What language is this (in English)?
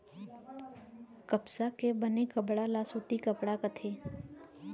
Chhattisgarhi